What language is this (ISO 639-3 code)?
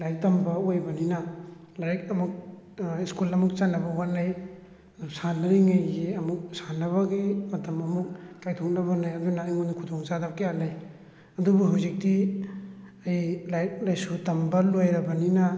mni